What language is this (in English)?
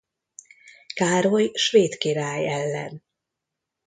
Hungarian